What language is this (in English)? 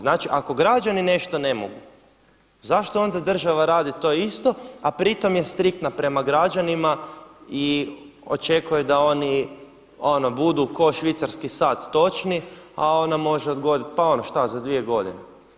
Croatian